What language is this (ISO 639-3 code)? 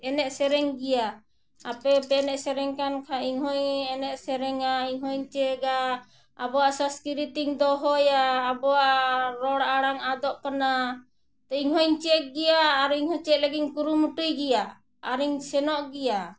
sat